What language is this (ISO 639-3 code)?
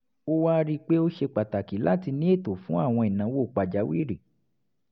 yor